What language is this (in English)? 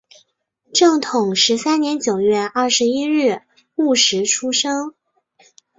Chinese